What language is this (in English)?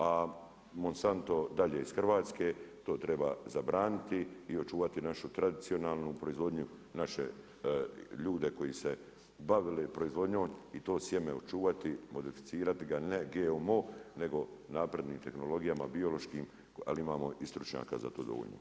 Croatian